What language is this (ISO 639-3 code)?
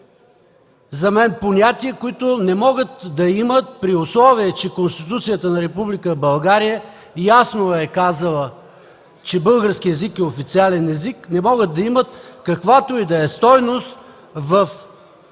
bul